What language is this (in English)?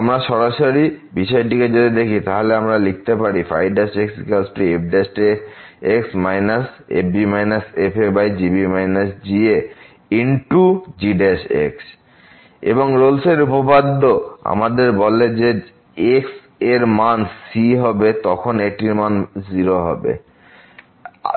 Bangla